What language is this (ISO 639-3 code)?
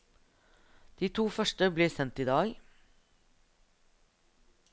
nor